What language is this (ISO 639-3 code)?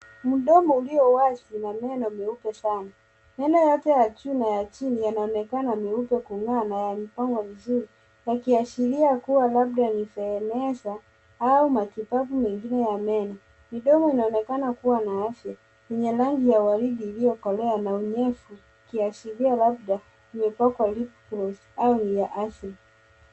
swa